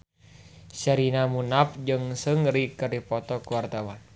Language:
Sundanese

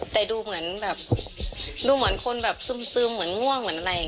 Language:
Thai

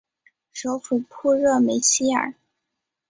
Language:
Chinese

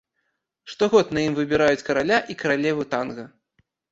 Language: Belarusian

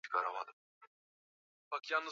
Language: Swahili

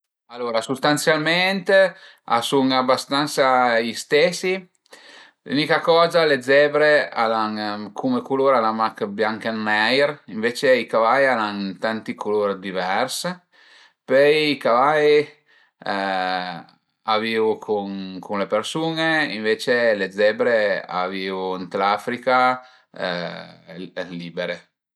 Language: Piedmontese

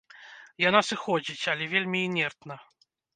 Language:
Belarusian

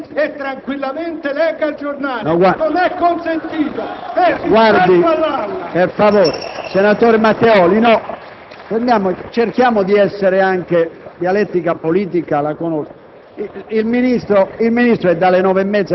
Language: Italian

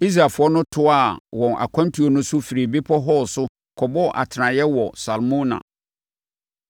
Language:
Akan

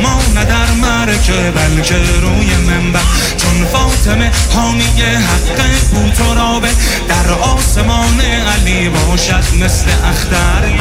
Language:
Persian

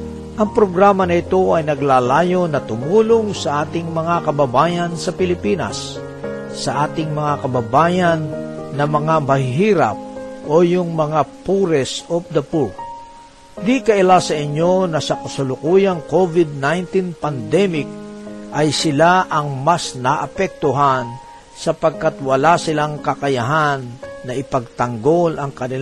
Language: Filipino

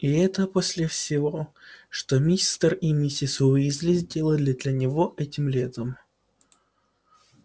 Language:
Russian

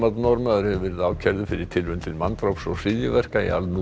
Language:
Icelandic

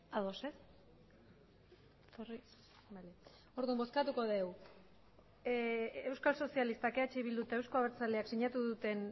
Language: Basque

